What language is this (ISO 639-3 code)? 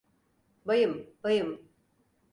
tur